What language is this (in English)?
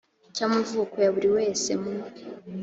Kinyarwanda